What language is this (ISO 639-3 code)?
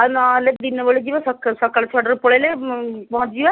ori